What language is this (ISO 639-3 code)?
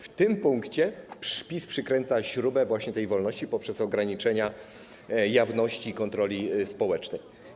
pol